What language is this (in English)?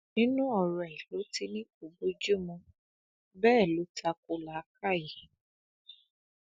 Yoruba